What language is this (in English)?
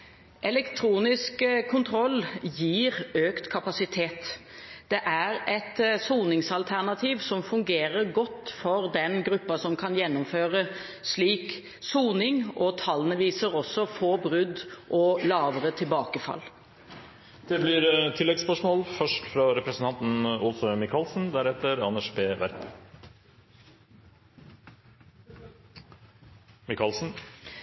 Norwegian